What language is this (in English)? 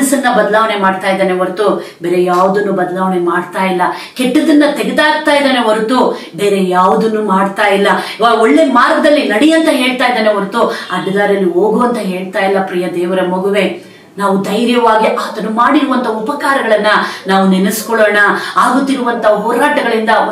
Indonesian